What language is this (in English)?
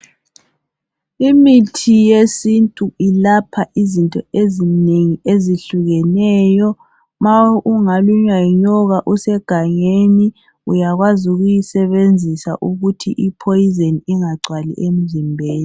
North Ndebele